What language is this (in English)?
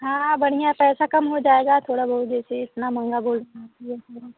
Hindi